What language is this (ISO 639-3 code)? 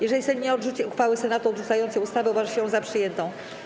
pol